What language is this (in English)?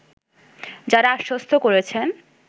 Bangla